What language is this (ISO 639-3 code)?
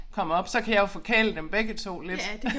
dan